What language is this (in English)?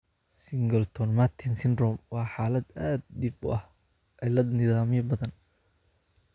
Somali